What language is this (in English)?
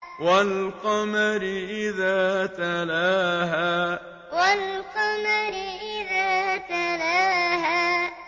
Arabic